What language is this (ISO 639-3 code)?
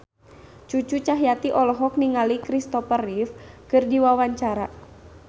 sun